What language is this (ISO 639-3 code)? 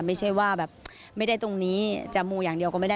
tha